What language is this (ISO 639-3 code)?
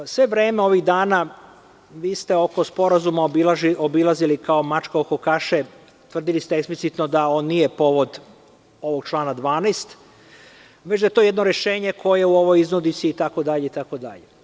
srp